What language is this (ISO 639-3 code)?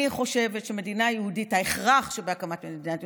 heb